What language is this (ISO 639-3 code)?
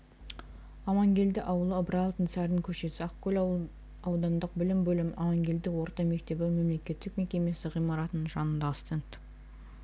kaz